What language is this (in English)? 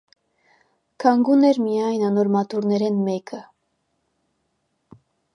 Armenian